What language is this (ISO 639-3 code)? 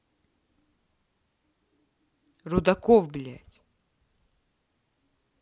rus